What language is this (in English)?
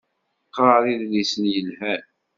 Kabyle